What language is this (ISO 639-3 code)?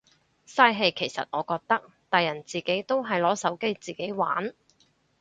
yue